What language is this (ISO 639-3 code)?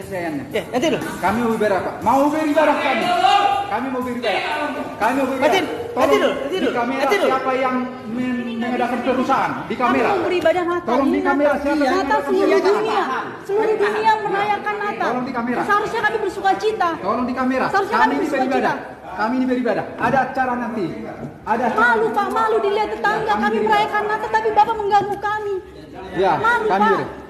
ind